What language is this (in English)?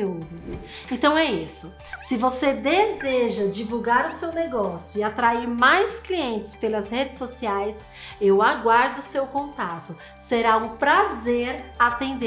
Portuguese